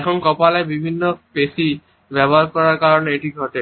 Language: Bangla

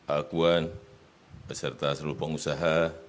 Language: Indonesian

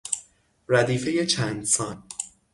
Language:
Persian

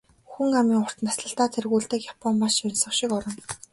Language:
Mongolian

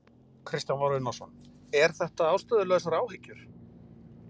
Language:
Icelandic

